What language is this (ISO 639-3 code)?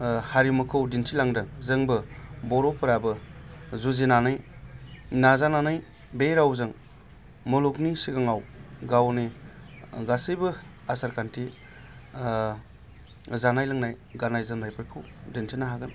brx